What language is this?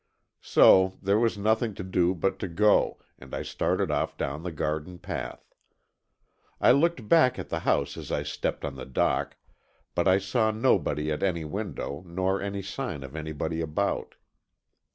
English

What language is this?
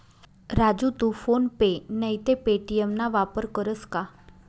Marathi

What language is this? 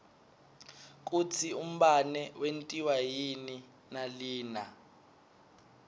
Swati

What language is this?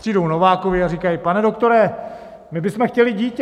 Czech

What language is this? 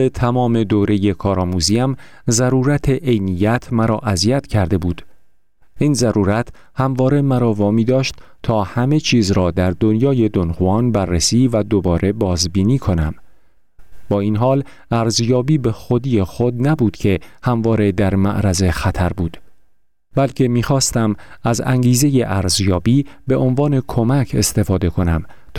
Persian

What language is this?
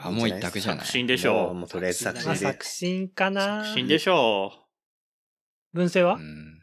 Japanese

